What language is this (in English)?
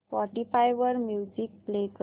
Marathi